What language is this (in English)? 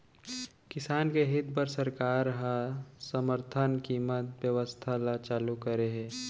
Chhattisgarhi